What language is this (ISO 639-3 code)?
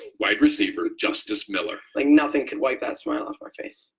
eng